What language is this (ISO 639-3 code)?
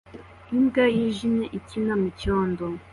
kin